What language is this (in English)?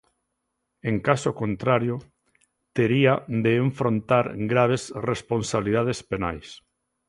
Galician